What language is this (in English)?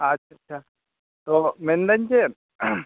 Santali